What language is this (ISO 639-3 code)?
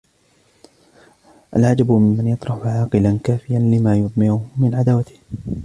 ara